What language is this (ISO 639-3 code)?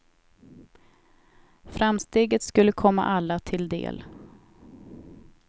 swe